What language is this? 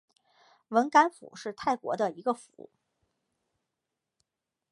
Chinese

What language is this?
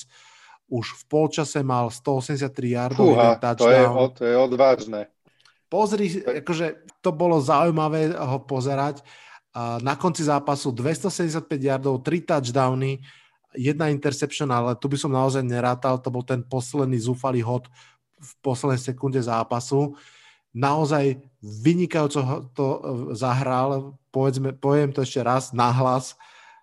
Slovak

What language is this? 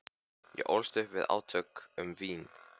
Icelandic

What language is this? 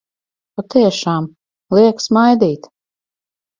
Latvian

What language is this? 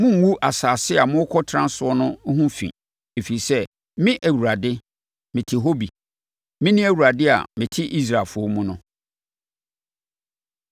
Akan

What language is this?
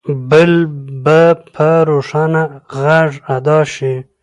Pashto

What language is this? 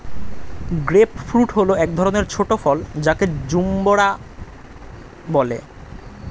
Bangla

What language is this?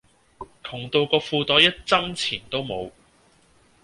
Cantonese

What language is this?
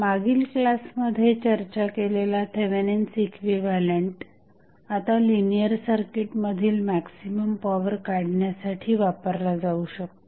Marathi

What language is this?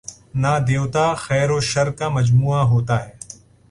Urdu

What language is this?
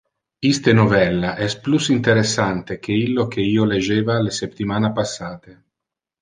Interlingua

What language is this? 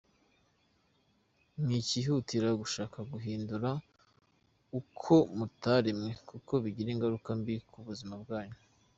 Kinyarwanda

